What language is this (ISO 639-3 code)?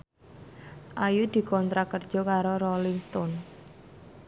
jav